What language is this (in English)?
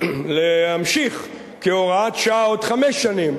Hebrew